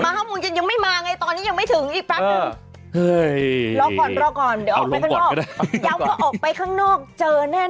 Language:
Thai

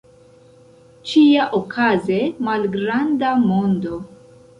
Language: Esperanto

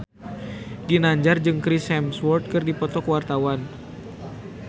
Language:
Sundanese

